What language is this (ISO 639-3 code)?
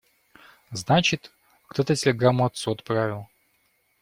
rus